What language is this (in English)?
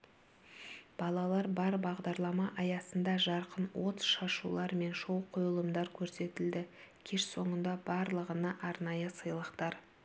Kazakh